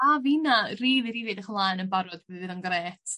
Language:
Welsh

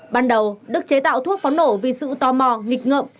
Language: Vietnamese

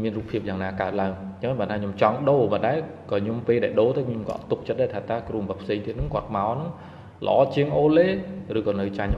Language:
Vietnamese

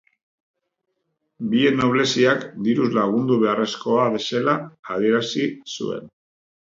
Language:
Basque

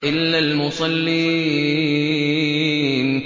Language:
Arabic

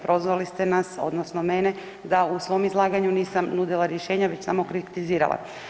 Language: Croatian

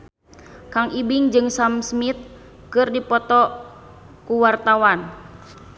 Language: Sundanese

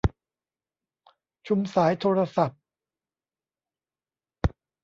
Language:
Thai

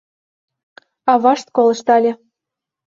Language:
Mari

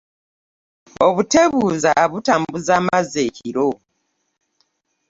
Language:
Ganda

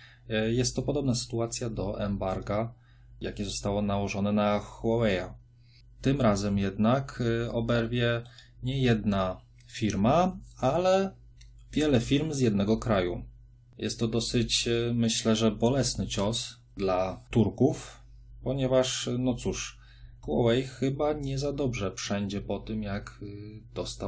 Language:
Polish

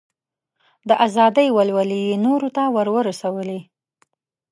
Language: Pashto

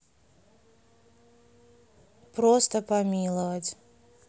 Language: Russian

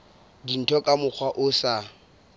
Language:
Southern Sotho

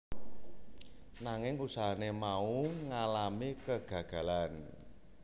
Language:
Javanese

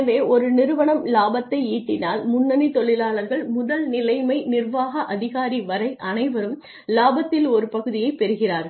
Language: Tamil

